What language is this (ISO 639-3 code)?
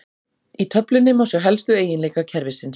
isl